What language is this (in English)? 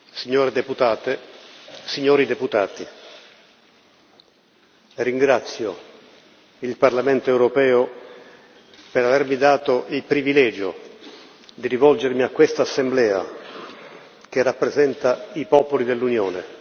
Italian